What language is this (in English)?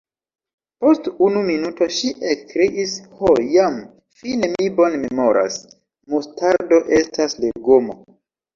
Esperanto